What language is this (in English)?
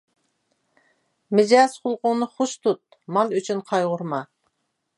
Uyghur